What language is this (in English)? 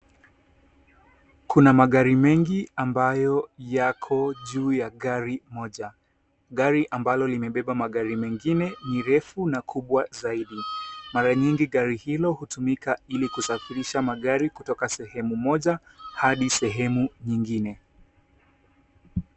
Swahili